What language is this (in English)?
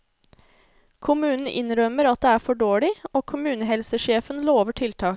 Norwegian